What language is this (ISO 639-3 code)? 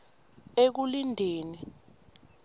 ssw